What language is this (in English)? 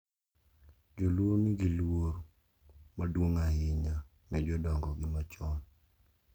Luo (Kenya and Tanzania)